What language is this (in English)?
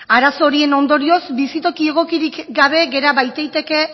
Basque